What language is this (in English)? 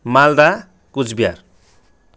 Nepali